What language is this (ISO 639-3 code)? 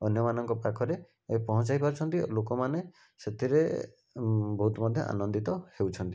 ori